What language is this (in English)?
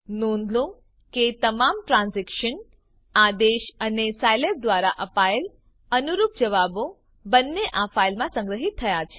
Gujarati